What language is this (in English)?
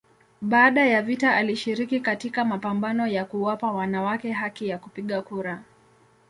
Swahili